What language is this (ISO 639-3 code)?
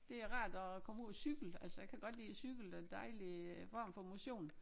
dan